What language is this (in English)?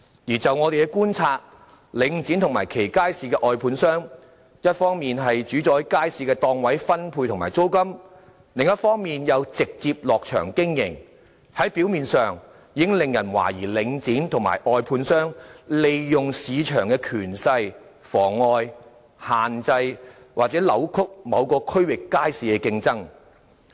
Cantonese